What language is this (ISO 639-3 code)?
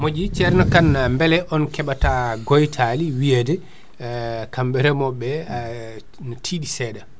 ful